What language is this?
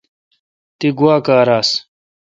Kalkoti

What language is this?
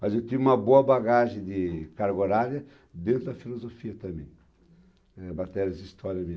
Portuguese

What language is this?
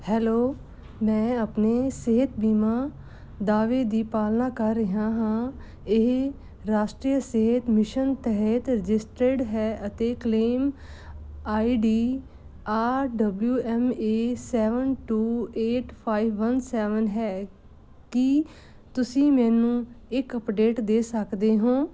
Punjabi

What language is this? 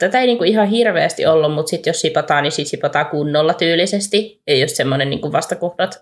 Finnish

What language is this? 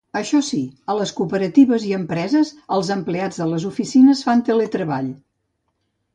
Catalan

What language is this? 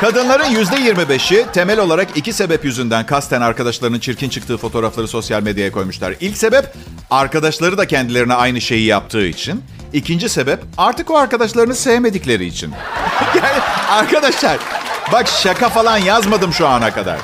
Turkish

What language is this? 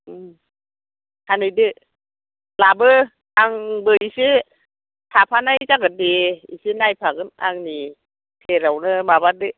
Bodo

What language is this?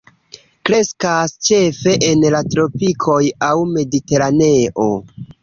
Esperanto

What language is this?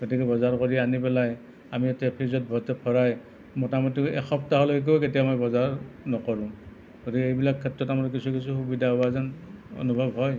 Assamese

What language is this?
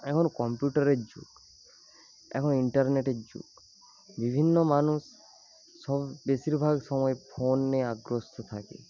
Bangla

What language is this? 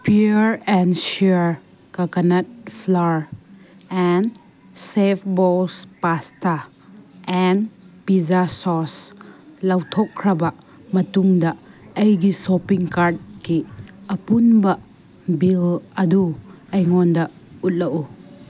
Manipuri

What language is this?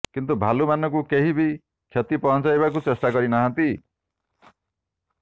Odia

